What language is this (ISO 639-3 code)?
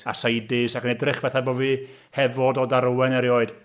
cym